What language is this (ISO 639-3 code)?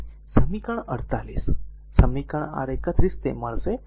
guj